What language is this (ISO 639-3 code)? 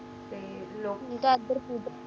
pan